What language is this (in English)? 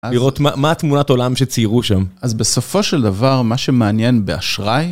Hebrew